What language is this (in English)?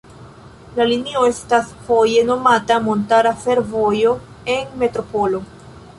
Esperanto